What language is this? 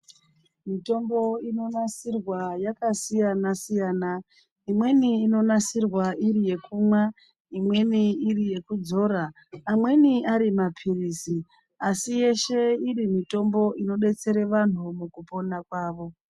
Ndau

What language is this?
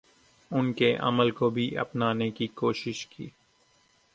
Urdu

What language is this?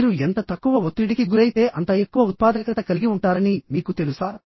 Telugu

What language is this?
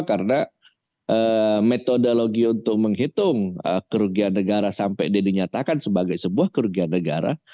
Indonesian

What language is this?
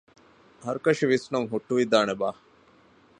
Divehi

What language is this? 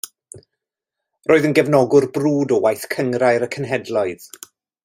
Welsh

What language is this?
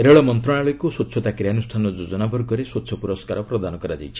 Odia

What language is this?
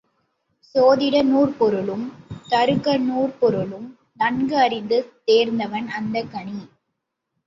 Tamil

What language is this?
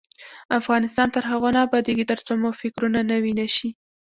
Pashto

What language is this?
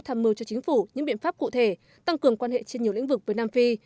Vietnamese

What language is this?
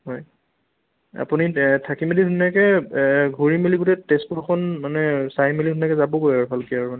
Assamese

